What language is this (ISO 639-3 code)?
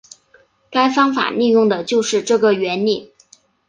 zho